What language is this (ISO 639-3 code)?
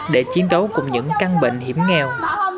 vie